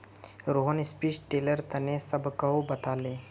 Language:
Magahi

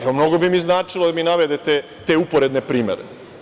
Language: Serbian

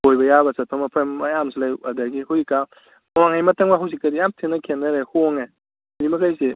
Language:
Manipuri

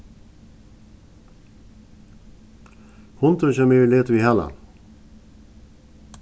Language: Faroese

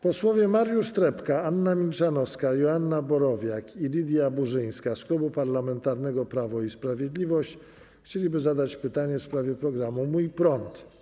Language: Polish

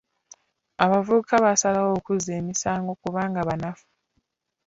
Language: Ganda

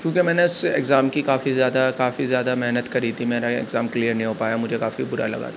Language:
Urdu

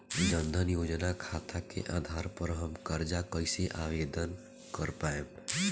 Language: Bhojpuri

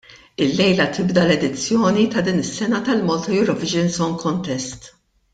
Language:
Maltese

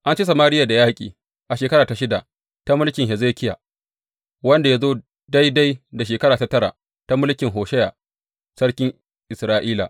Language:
Hausa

